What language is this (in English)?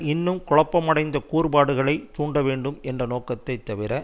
Tamil